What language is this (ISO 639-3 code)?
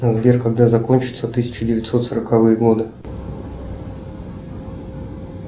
rus